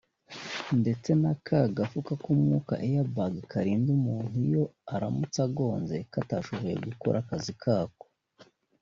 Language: Kinyarwanda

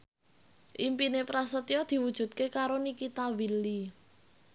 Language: Javanese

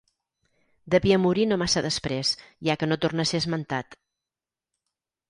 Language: Catalan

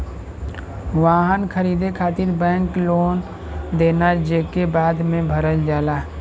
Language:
Bhojpuri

